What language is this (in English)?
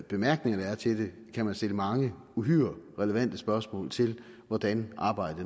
Danish